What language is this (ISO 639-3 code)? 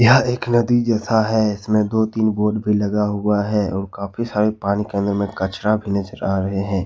hin